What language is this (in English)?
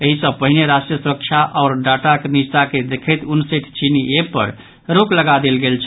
Maithili